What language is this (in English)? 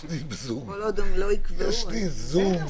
Hebrew